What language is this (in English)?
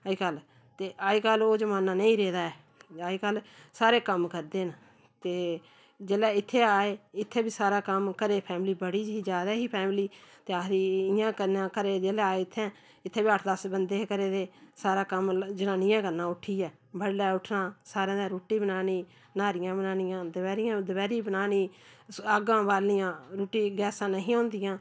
Dogri